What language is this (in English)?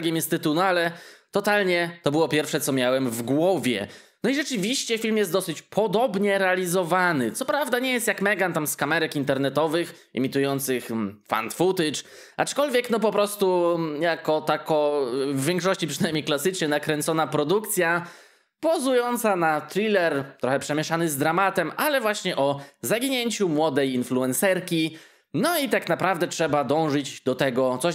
Polish